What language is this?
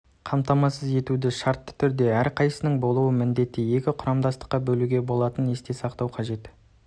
Kazakh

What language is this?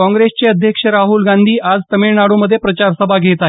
Marathi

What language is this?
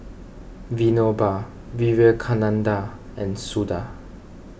English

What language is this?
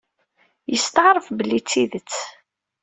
Kabyle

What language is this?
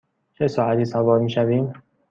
Persian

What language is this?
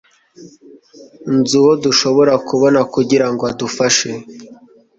Kinyarwanda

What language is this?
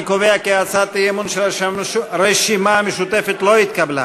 Hebrew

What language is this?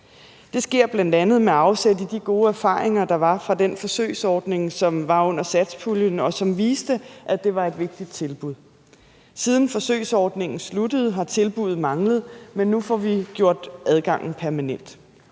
Danish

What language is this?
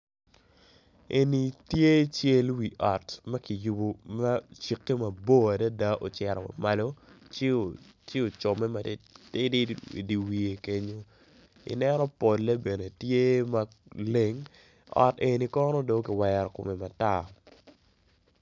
Acoli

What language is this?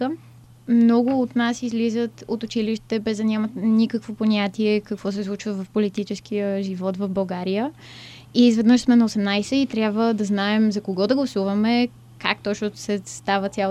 Bulgarian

